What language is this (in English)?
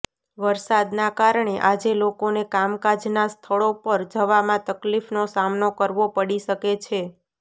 Gujarati